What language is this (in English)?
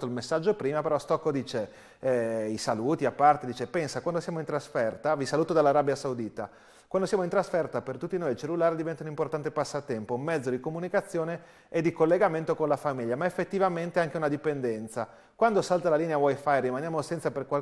Italian